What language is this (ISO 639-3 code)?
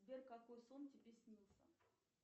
rus